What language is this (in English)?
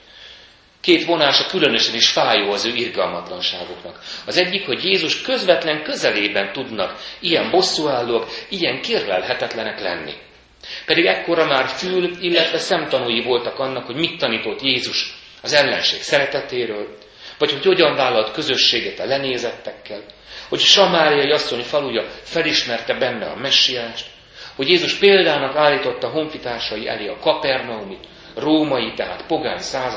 Hungarian